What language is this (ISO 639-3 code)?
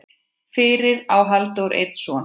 isl